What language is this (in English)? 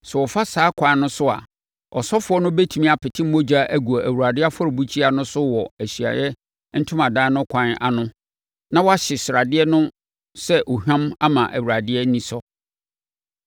Akan